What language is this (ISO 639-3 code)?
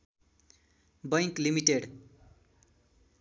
nep